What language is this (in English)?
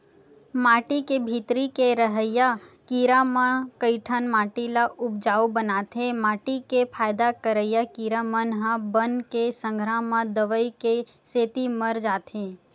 Chhattisgarhi